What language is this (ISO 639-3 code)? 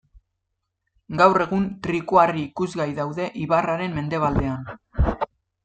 eus